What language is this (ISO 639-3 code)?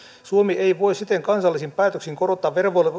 fin